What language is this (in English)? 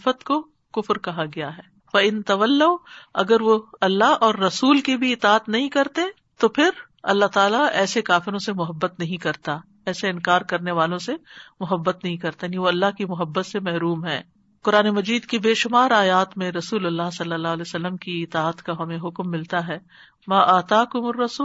Urdu